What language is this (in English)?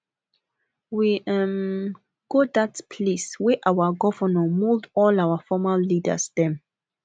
Nigerian Pidgin